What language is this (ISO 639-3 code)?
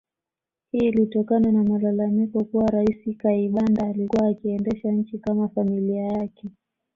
swa